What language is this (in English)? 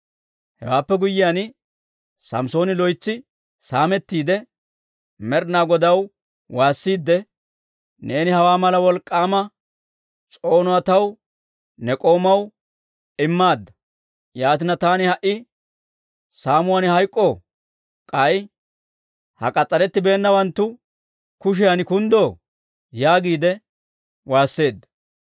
Dawro